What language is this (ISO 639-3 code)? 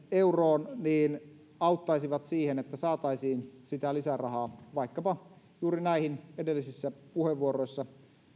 fin